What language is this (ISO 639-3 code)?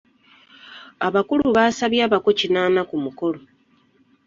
lug